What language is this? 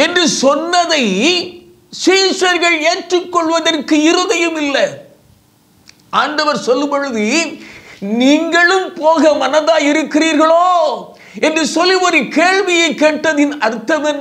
Indonesian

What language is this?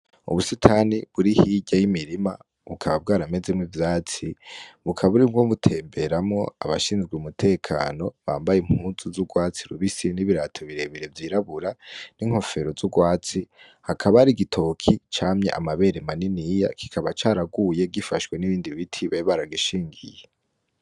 Rundi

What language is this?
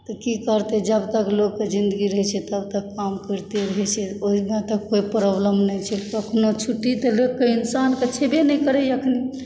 Maithili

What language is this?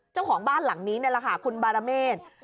Thai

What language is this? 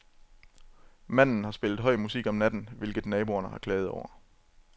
Danish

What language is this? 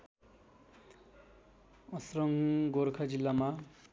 Nepali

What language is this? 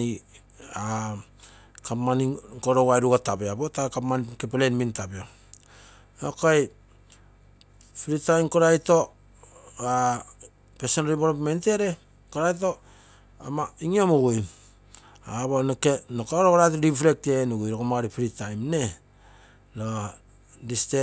Terei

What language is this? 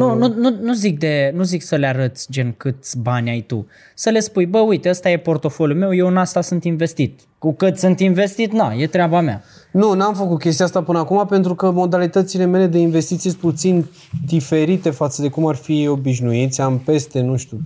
Romanian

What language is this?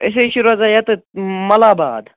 Kashmiri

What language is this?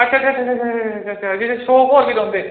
Dogri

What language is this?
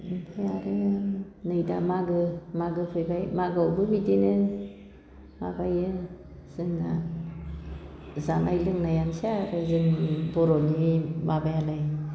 Bodo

